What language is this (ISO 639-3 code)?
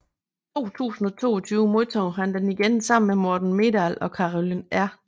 dan